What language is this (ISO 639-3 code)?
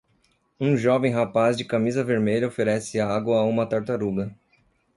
por